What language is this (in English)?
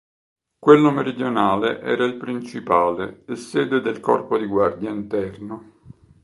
Italian